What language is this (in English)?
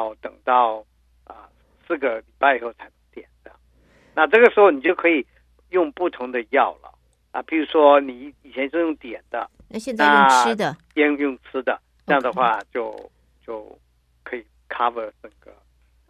Chinese